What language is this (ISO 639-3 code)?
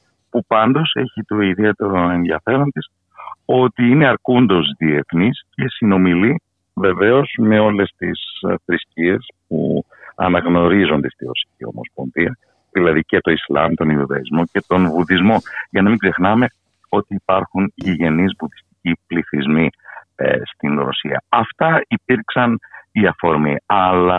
ell